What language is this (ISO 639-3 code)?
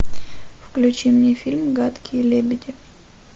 rus